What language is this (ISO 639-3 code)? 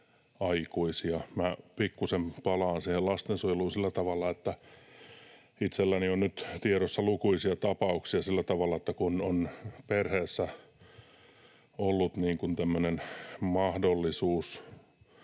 fin